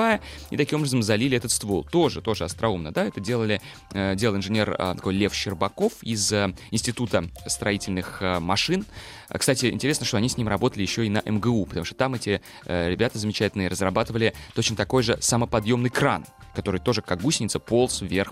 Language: Russian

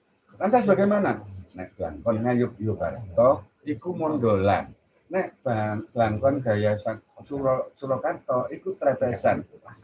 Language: Indonesian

